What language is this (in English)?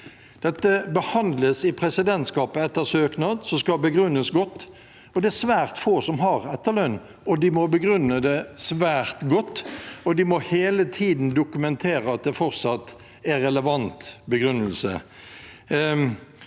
Norwegian